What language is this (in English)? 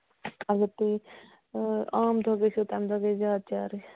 Kashmiri